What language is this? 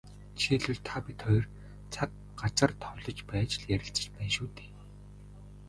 Mongolian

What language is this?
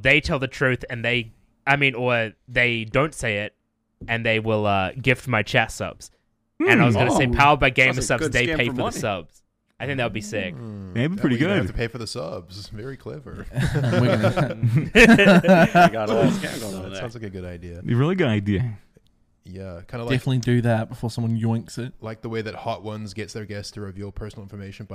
English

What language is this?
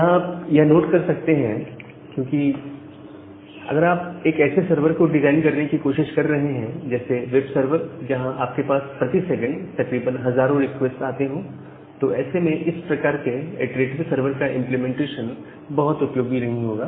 Hindi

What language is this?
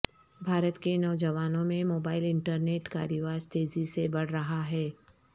Urdu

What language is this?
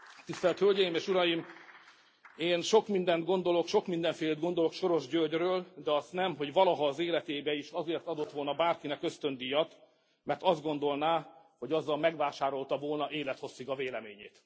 Hungarian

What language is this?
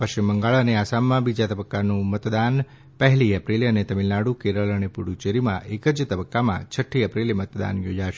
Gujarati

